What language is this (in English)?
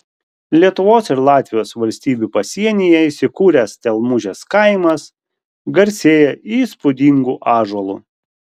Lithuanian